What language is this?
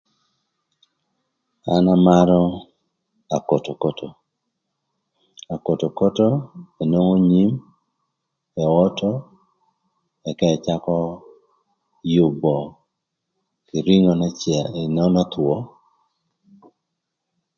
Thur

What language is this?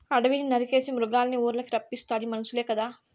Telugu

